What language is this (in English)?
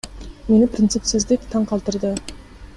Kyrgyz